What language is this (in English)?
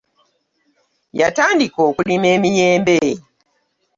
Ganda